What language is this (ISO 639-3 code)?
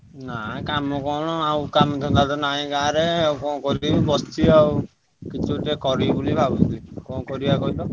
ori